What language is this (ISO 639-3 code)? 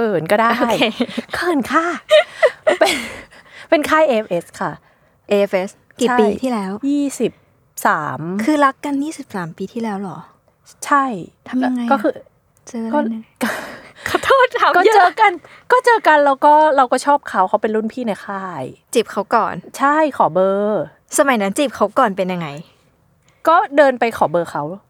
tha